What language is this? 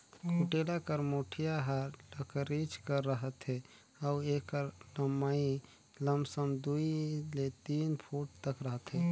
Chhattisgarhi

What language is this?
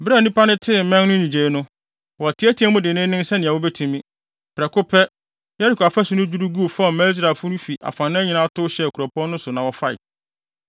Akan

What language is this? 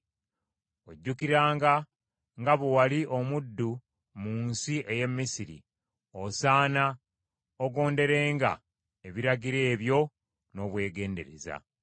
Ganda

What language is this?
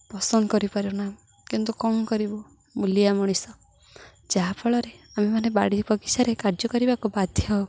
Odia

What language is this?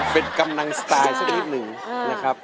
Thai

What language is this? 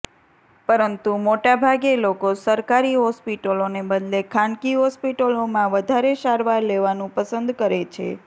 Gujarati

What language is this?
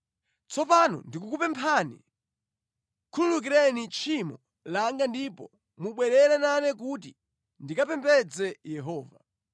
Nyanja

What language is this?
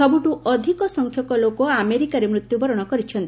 Odia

